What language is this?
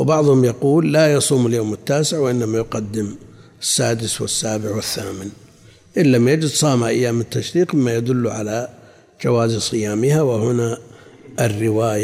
Arabic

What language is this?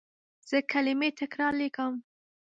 Pashto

